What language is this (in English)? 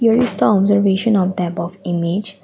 English